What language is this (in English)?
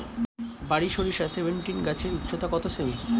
Bangla